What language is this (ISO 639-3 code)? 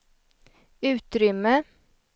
swe